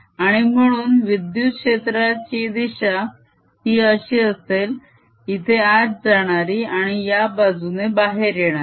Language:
Marathi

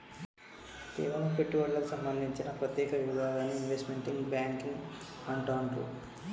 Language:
Telugu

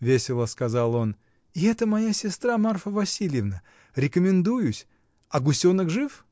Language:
Russian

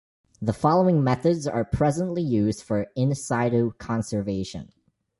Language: English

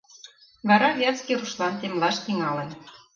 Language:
Mari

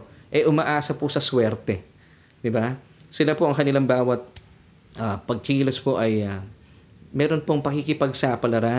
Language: Filipino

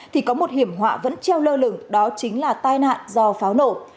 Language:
Vietnamese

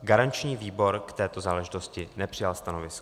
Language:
Czech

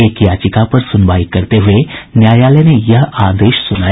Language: Hindi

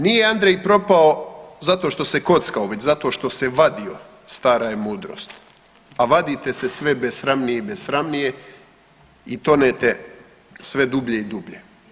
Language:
Croatian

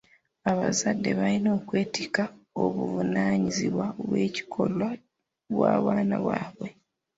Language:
Ganda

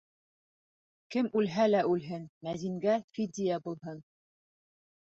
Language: Bashkir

